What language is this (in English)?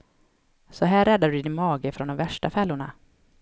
Swedish